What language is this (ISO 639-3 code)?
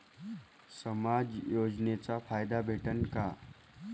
mar